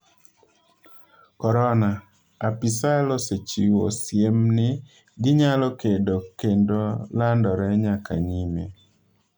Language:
Luo (Kenya and Tanzania)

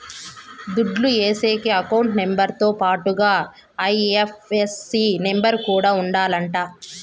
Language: Telugu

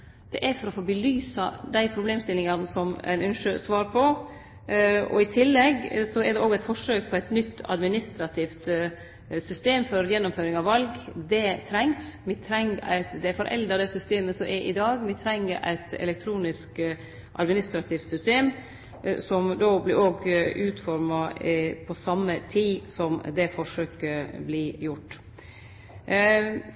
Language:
Norwegian Nynorsk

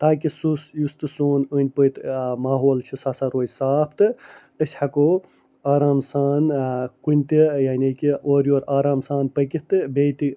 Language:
Kashmiri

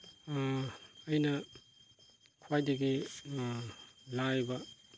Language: Manipuri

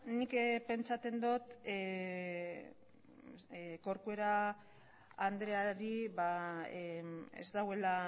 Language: Basque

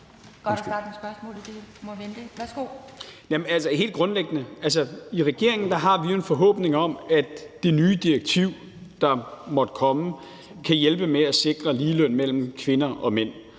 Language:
Danish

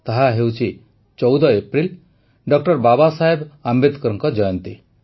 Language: Odia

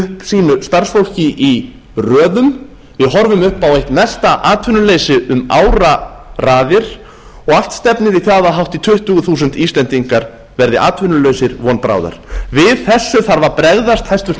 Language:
Icelandic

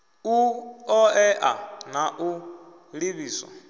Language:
Venda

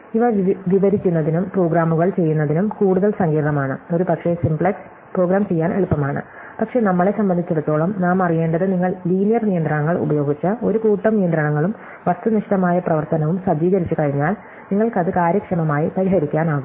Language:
Malayalam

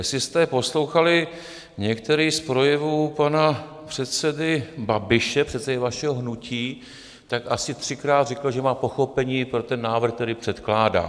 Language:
Czech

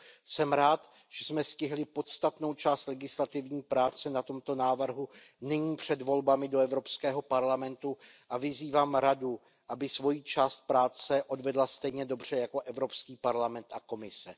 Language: Czech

